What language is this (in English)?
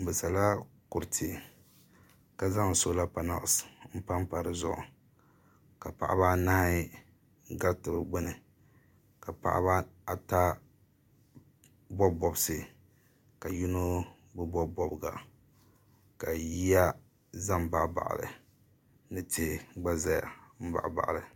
Dagbani